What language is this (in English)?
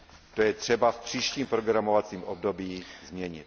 Czech